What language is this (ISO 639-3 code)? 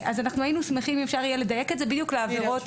heb